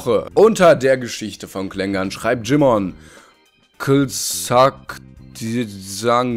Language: German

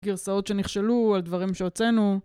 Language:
Hebrew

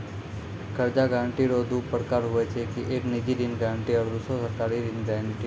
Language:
Maithili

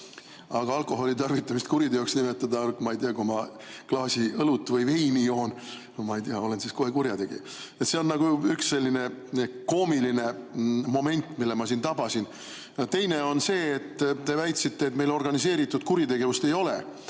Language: Estonian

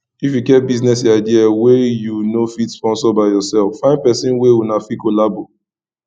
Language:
Nigerian Pidgin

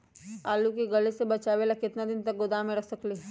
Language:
Magahi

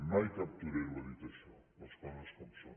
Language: Catalan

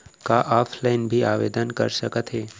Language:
Chhattisgarhi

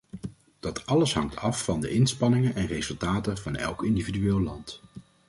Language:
Dutch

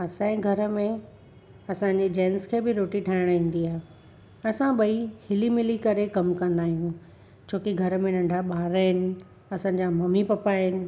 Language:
Sindhi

